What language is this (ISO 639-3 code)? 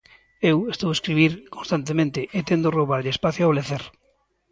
glg